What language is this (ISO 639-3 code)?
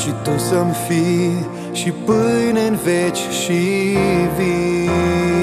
ron